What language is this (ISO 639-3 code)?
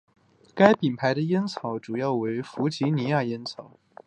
zho